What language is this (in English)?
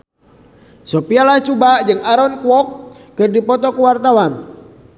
Sundanese